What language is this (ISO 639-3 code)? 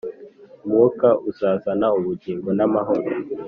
kin